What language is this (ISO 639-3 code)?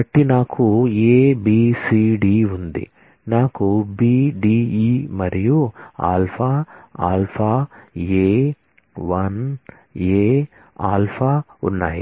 tel